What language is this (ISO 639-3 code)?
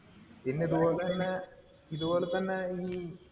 mal